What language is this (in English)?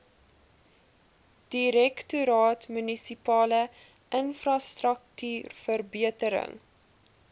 Afrikaans